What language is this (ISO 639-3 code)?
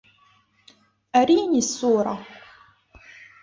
ara